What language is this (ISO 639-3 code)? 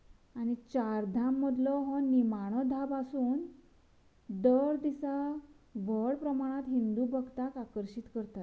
kok